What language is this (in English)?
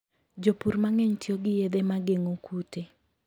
Luo (Kenya and Tanzania)